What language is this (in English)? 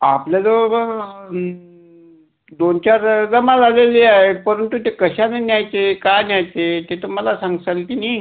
Marathi